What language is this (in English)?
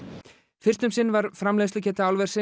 Icelandic